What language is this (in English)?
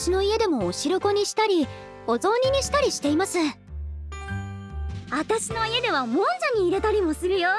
Japanese